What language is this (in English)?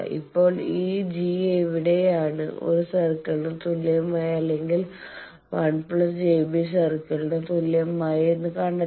Malayalam